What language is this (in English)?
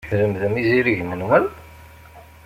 Kabyle